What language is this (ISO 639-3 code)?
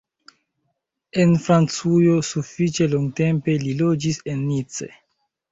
epo